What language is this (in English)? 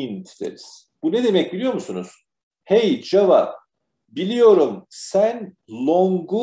Turkish